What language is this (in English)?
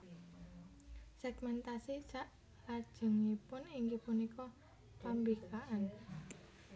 Javanese